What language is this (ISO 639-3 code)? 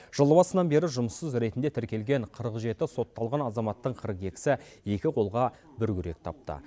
kaz